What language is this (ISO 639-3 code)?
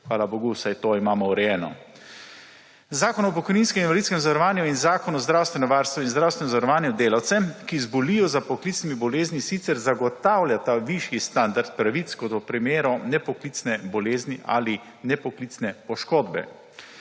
slv